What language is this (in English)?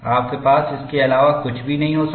Hindi